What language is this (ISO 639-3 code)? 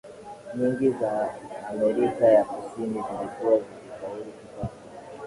swa